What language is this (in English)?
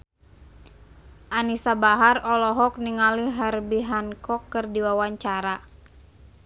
Sundanese